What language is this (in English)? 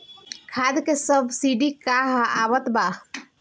Bhojpuri